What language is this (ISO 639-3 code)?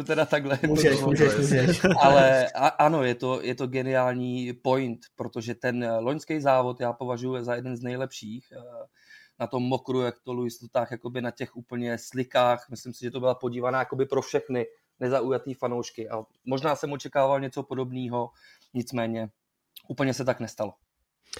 ces